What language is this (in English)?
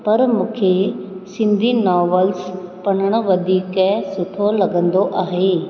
Sindhi